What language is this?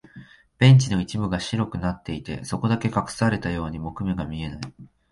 Japanese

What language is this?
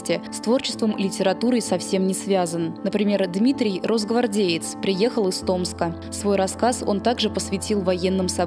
Russian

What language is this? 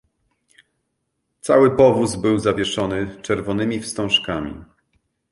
Polish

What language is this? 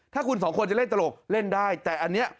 Thai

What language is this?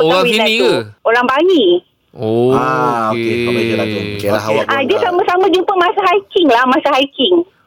Malay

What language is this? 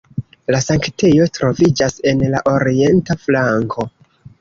Esperanto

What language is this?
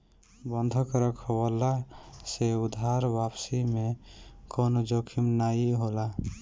Bhojpuri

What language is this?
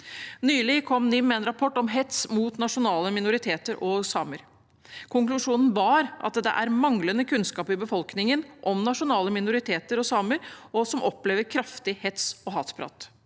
Norwegian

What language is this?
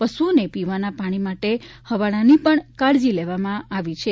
Gujarati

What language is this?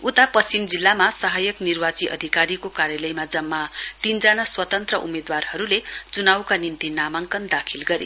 Nepali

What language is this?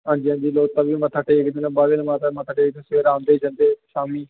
Dogri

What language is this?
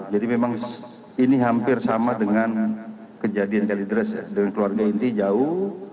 Indonesian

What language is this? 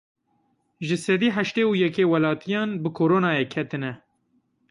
Kurdish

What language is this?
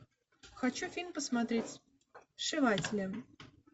Russian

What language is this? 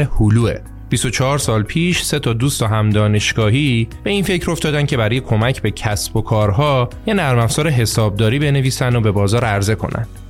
Persian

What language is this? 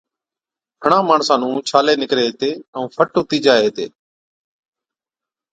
Od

